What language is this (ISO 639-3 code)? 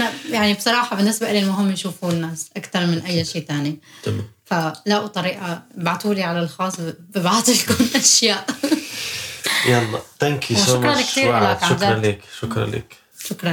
ara